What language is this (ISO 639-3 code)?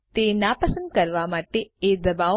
guj